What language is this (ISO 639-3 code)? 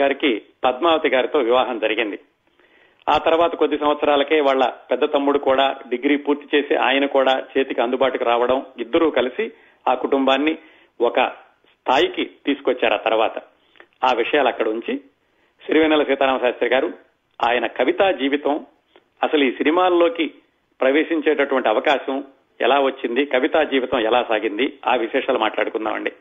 tel